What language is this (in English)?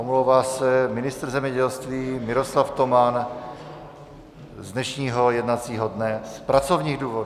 Czech